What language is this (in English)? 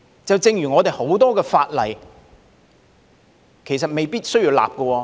Cantonese